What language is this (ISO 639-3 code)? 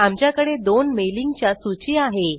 mar